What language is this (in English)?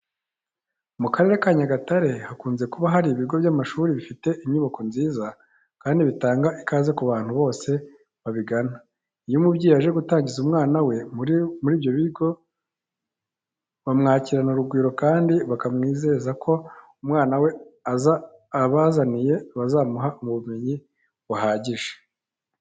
Kinyarwanda